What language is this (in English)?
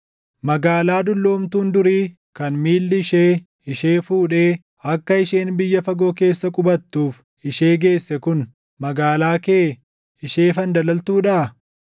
Oromo